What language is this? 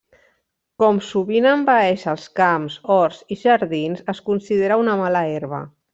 Catalan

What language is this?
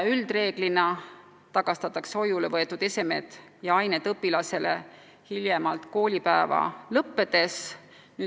Estonian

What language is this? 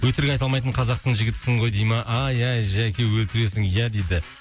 Kazakh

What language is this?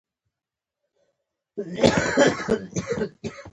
Pashto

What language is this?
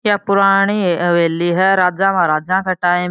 Marwari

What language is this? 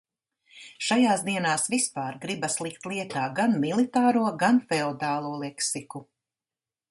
Latvian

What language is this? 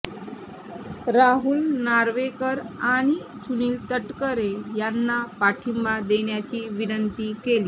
Marathi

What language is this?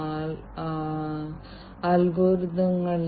Malayalam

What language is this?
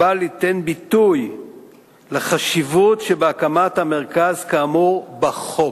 Hebrew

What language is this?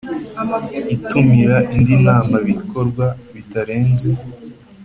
Kinyarwanda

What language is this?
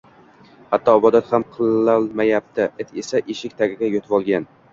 Uzbek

